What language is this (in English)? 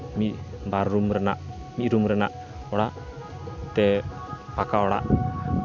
Santali